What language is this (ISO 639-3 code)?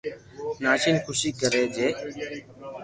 lrk